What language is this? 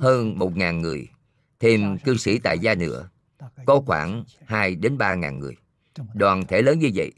Vietnamese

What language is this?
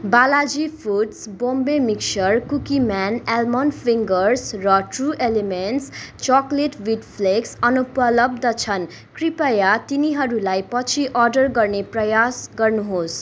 Nepali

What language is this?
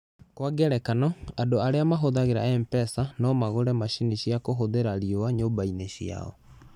Kikuyu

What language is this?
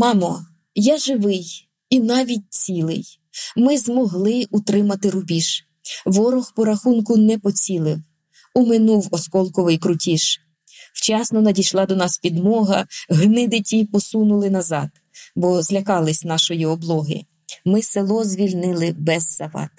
Ukrainian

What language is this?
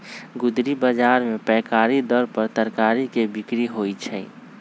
Magahi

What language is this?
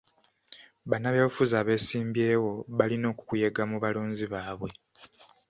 Ganda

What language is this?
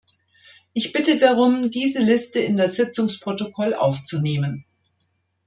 German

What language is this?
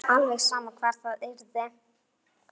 Icelandic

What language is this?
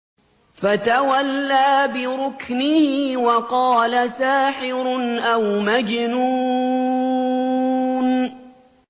Arabic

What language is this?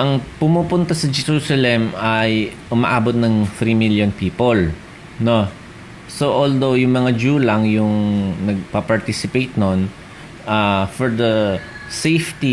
Filipino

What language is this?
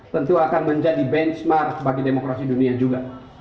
Indonesian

